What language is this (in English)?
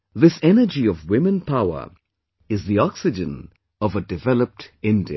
English